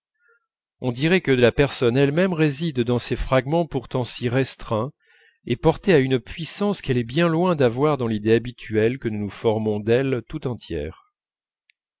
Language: French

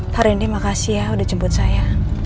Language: Indonesian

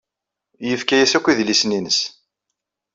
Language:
Kabyle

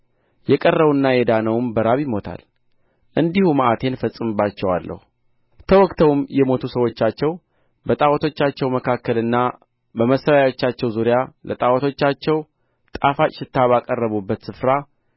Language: Amharic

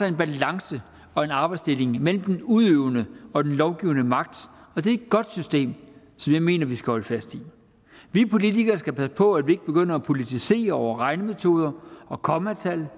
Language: Danish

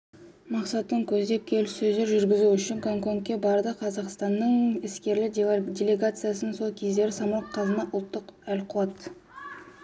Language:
Kazakh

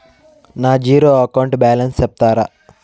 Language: Telugu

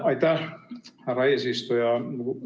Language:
Estonian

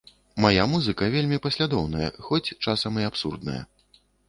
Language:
Belarusian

